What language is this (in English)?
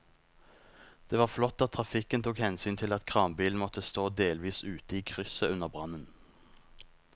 Norwegian